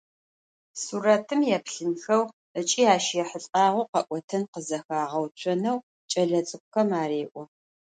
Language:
Adyghe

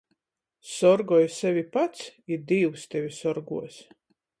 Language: Latgalian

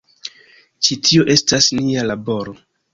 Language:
Esperanto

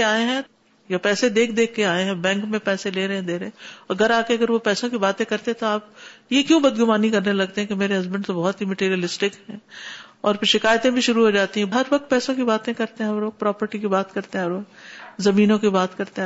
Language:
Urdu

